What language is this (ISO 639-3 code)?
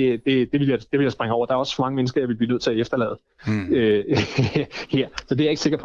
dan